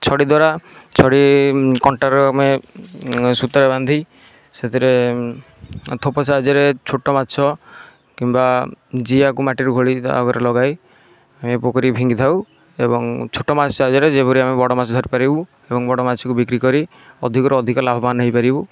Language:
Odia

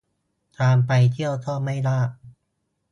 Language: Thai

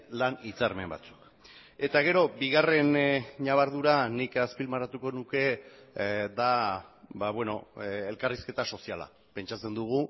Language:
Basque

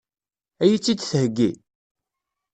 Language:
Kabyle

